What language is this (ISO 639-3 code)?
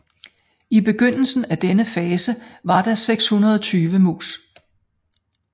dan